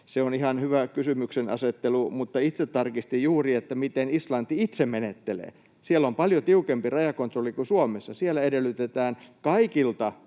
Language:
Finnish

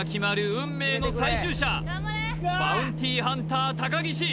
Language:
Japanese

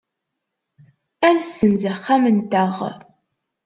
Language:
Kabyle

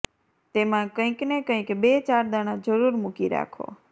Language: Gujarati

